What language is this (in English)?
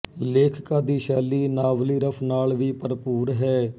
Punjabi